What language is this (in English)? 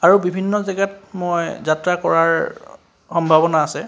Assamese